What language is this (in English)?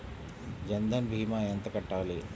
Telugu